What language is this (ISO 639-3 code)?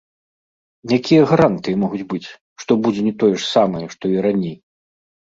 bel